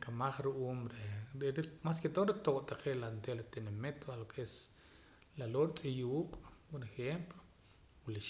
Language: Poqomam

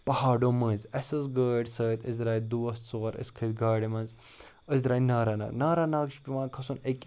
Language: Kashmiri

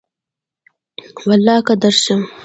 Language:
Pashto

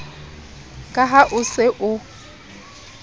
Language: Southern Sotho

